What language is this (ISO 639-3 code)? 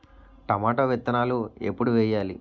tel